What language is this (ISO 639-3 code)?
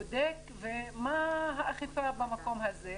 heb